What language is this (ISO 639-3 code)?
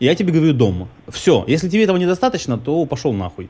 rus